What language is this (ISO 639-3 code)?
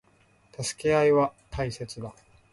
jpn